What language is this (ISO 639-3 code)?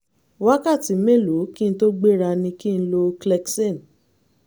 yor